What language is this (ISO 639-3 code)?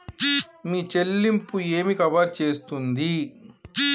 tel